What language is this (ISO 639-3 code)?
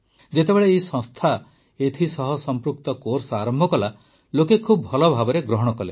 ori